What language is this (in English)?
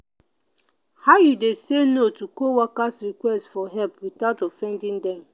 Nigerian Pidgin